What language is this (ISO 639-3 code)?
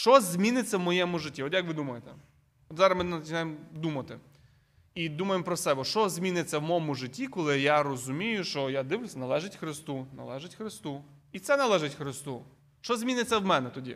ukr